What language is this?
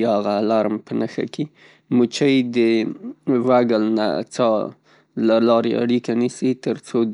Pashto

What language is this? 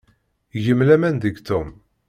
Kabyle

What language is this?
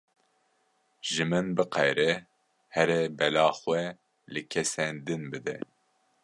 Kurdish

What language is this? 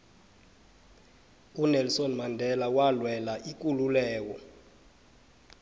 South Ndebele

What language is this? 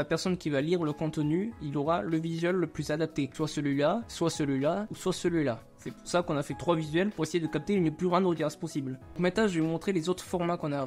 French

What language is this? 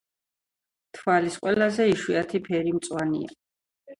Georgian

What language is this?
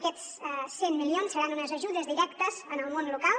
Catalan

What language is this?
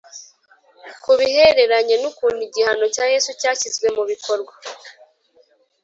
Kinyarwanda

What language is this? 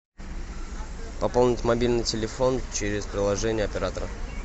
Russian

